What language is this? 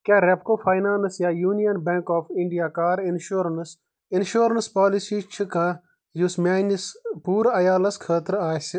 Kashmiri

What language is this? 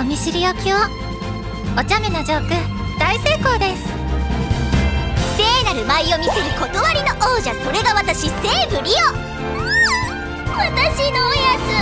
Japanese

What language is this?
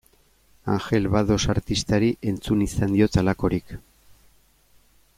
Basque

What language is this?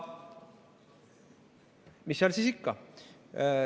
Estonian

